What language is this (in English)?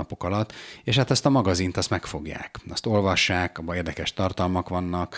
Hungarian